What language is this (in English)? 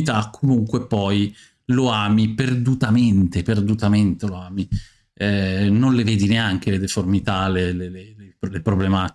Italian